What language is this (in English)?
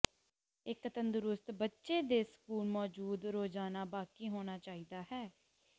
Punjabi